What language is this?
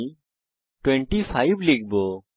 Bangla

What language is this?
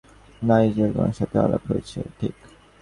Bangla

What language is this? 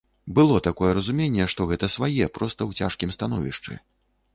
Belarusian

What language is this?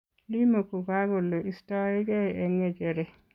Kalenjin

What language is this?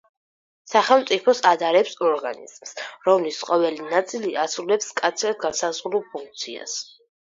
Georgian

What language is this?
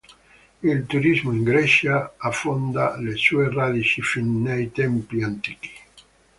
Italian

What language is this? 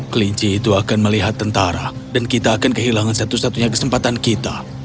Indonesian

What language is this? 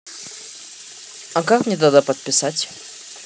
Russian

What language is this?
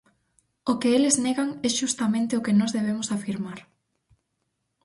Galician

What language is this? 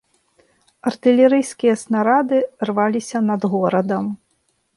Belarusian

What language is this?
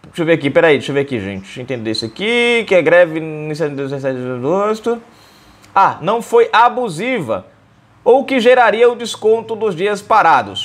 Portuguese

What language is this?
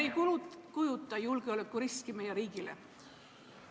Estonian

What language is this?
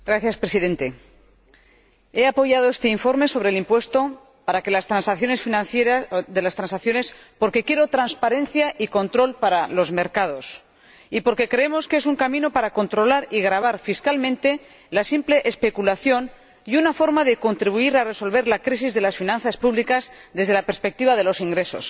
Spanish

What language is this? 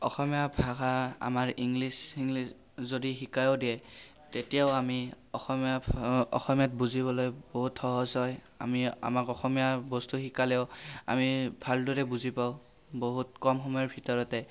Assamese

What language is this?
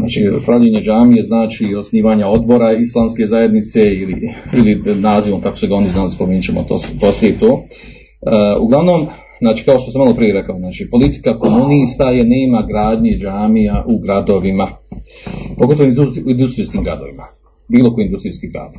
Croatian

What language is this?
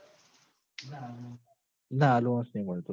Gujarati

